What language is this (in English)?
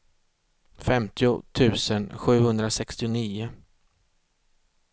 Swedish